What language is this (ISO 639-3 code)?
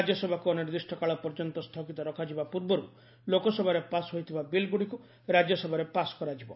ori